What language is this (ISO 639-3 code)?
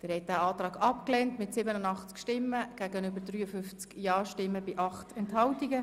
gsw